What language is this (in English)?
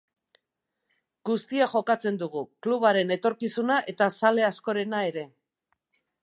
Basque